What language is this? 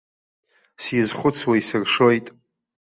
Abkhazian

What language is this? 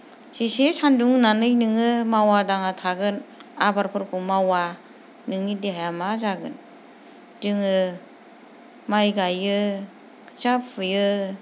Bodo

